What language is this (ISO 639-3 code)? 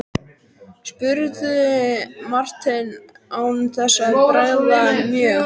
isl